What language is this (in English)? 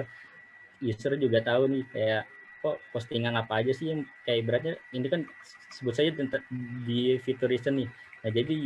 Indonesian